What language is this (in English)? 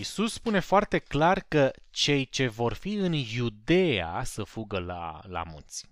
Romanian